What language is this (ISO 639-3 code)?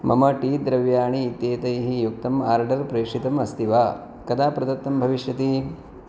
san